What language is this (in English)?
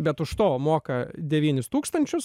Lithuanian